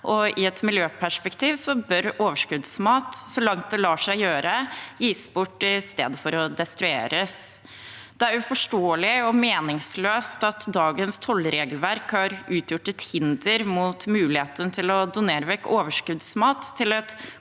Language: Norwegian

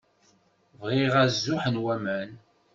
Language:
Kabyle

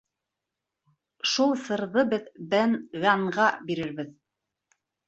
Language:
Bashkir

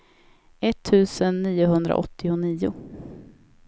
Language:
Swedish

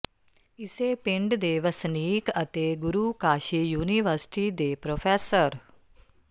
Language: Punjabi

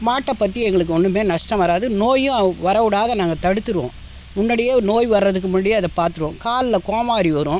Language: Tamil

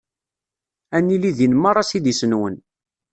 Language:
Kabyle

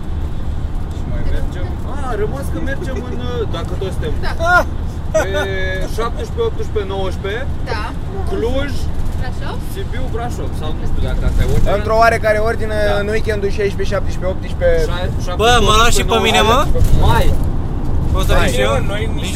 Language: Romanian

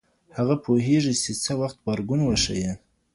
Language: Pashto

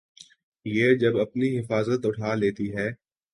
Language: Urdu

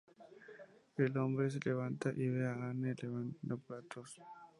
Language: Spanish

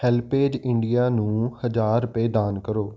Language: Punjabi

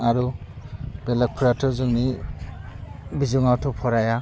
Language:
Bodo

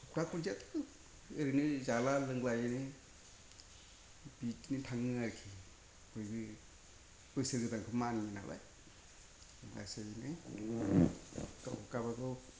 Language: Bodo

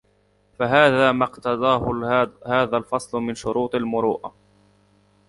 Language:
Arabic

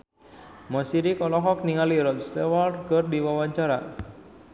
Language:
Sundanese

